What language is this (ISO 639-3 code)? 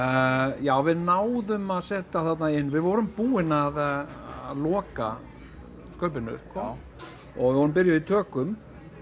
isl